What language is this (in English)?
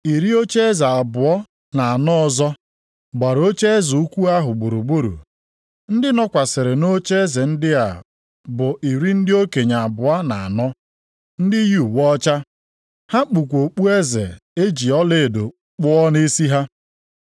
Igbo